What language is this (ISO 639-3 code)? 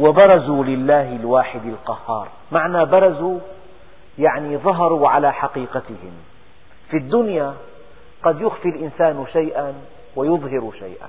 ara